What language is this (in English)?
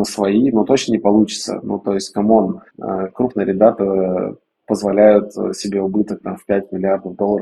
Russian